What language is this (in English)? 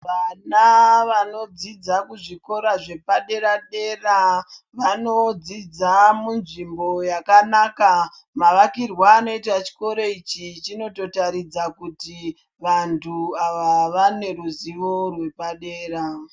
Ndau